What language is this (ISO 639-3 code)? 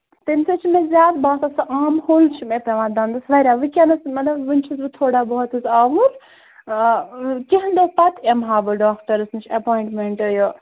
kas